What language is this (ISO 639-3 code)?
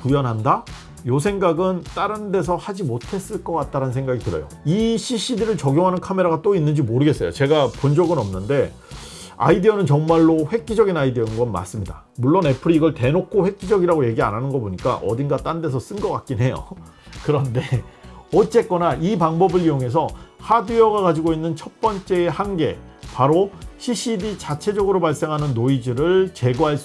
kor